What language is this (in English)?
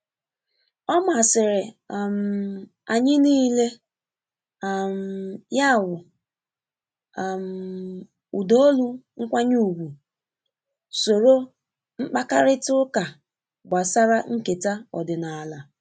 Igbo